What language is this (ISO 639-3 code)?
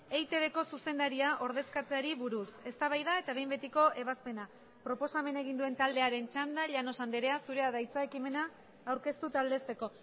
eus